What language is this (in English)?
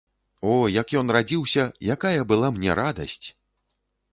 Belarusian